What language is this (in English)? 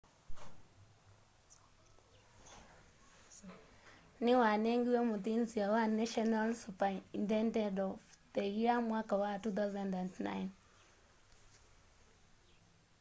Kamba